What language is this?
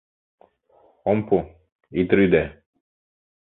Mari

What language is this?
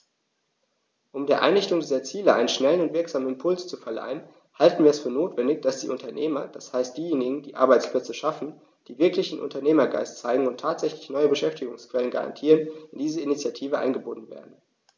German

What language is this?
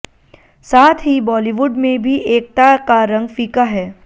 Hindi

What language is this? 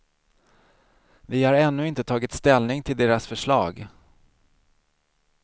Swedish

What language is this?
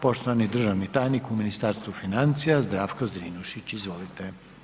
Croatian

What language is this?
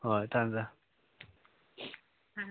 Manipuri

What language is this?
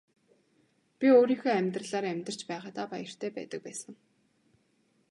Mongolian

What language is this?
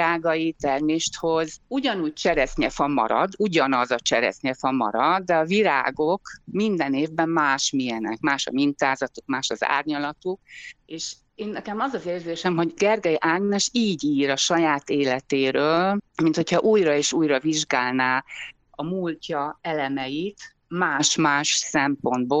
Hungarian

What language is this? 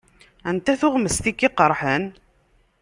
Kabyle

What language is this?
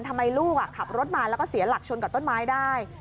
Thai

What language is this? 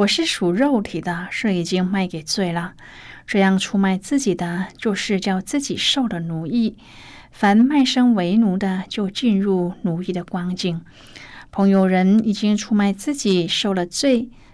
Chinese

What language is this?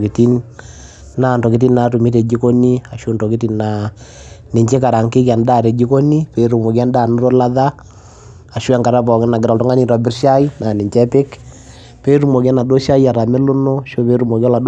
Masai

